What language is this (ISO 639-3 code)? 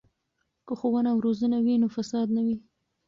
pus